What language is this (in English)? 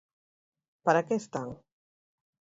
Galician